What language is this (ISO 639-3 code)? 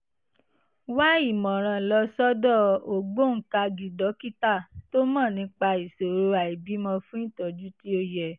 yor